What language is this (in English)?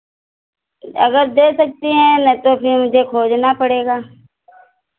Hindi